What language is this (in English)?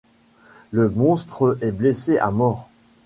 French